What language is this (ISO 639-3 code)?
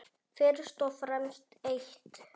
isl